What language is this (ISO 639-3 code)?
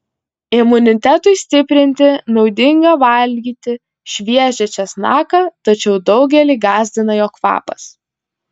lit